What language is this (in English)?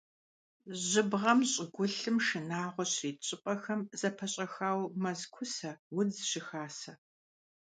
Kabardian